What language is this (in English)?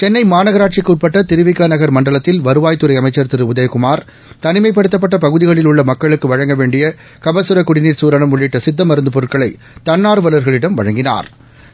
Tamil